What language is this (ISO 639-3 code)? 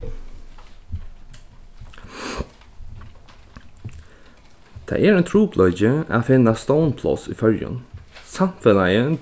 fao